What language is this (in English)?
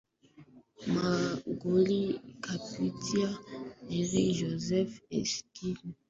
Swahili